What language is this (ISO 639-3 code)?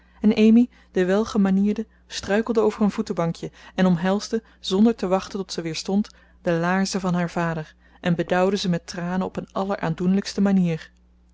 nld